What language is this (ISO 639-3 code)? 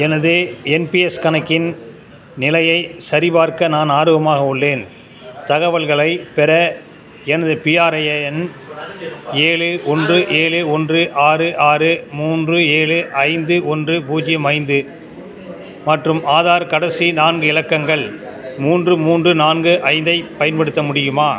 tam